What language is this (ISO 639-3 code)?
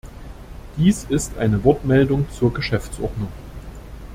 deu